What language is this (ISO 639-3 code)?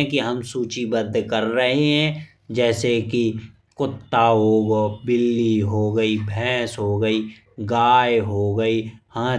bns